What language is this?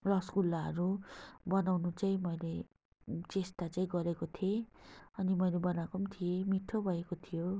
Nepali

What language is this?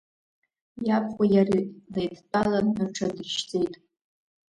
Abkhazian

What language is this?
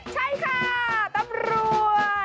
Thai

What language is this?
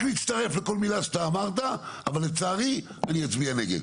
Hebrew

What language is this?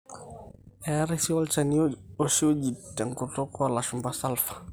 Masai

